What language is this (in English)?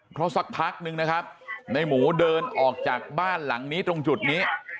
Thai